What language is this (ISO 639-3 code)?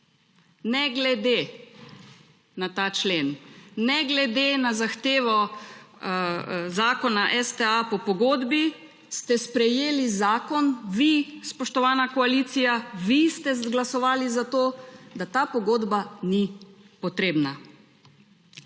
slv